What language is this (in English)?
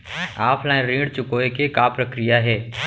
Chhattisgarhi